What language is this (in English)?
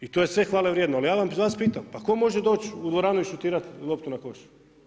Croatian